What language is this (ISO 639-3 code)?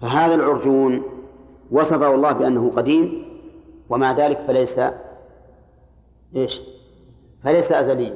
ara